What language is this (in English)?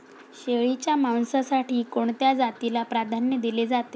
Marathi